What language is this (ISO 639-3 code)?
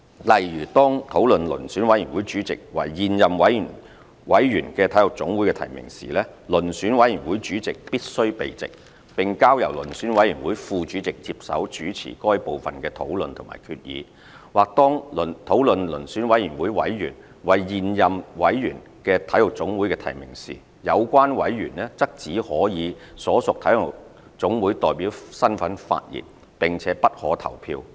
yue